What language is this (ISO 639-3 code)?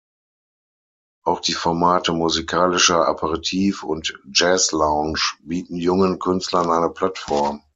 deu